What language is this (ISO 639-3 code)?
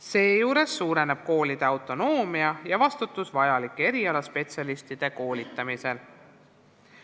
est